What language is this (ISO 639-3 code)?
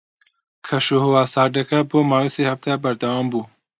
ckb